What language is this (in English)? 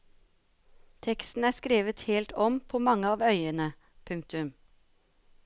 Norwegian